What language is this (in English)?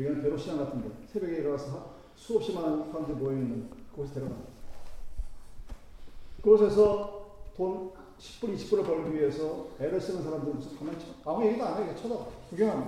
Korean